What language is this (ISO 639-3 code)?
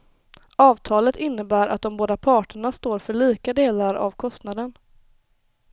swe